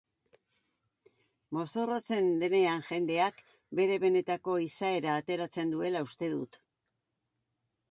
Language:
Basque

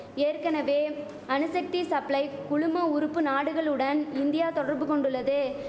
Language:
Tamil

